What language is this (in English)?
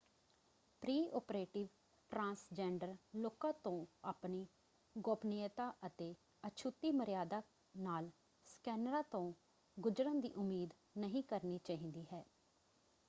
Punjabi